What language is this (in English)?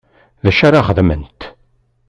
Kabyle